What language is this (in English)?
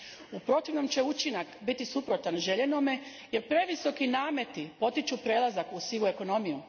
Croatian